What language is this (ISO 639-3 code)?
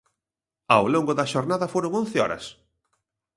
glg